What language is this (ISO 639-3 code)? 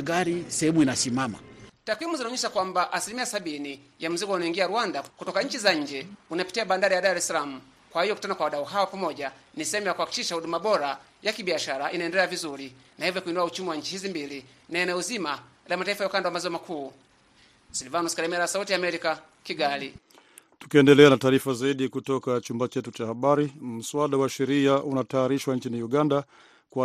swa